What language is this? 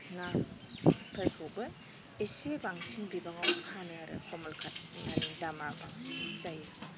Bodo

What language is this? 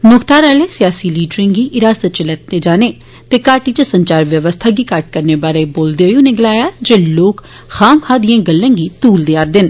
Dogri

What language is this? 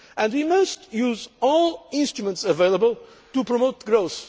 English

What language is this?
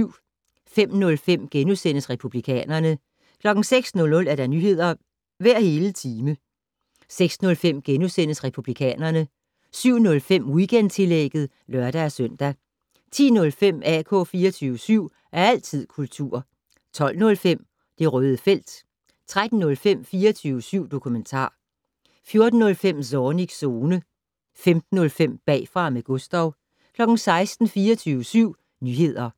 Danish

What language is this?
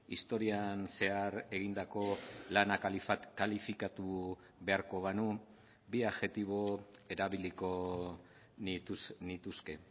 Basque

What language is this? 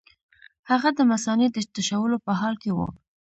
Pashto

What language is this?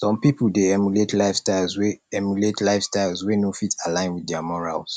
Nigerian Pidgin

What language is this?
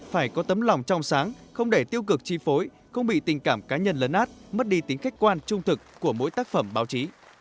Vietnamese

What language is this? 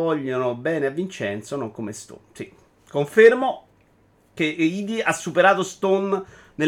Italian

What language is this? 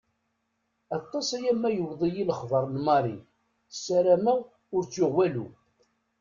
Kabyle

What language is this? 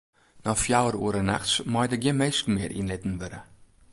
Western Frisian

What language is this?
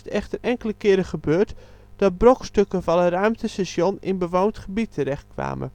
Dutch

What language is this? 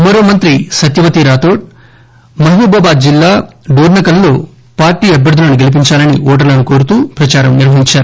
Telugu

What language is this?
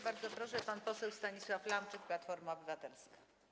Polish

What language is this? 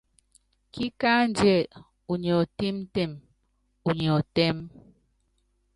Yangben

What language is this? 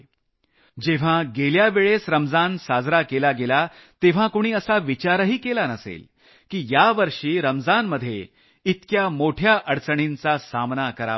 Marathi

